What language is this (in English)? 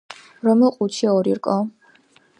Georgian